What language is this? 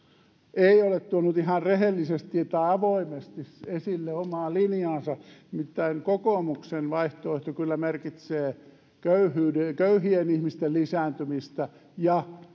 Finnish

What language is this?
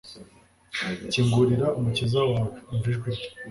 Kinyarwanda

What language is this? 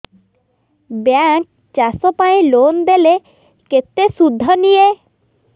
Odia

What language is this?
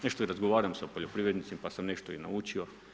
Croatian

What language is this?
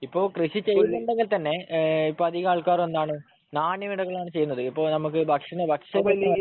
Malayalam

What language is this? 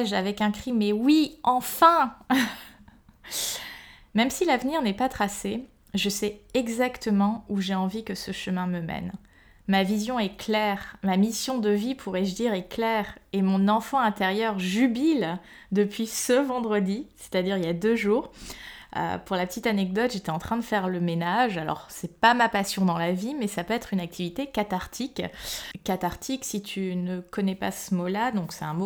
French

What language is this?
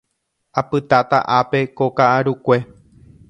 Guarani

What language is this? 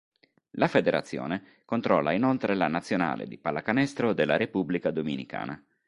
Italian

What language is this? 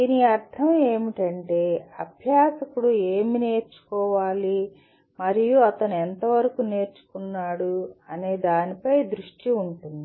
Telugu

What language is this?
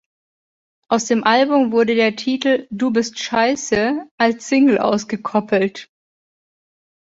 German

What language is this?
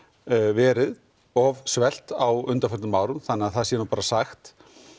Icelandic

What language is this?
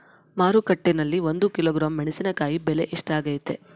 Kannada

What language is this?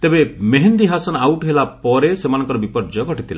Odia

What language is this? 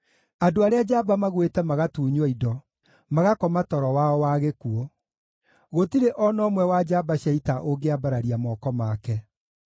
Kikuyu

